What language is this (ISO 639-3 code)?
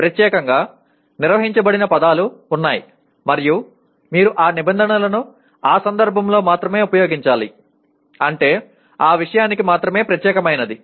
tel